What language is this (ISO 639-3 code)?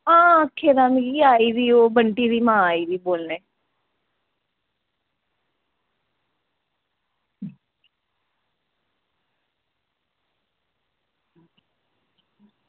doi